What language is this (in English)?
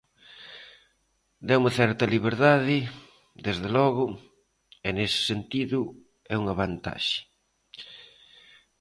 Galician